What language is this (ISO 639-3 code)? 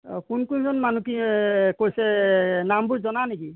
asm